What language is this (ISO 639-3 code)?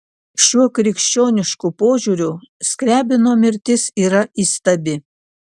lit